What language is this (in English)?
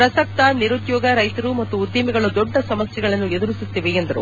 Kannada